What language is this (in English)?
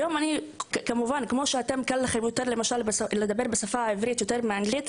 Hebrew